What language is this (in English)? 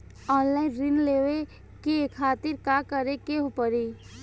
Bhojpuri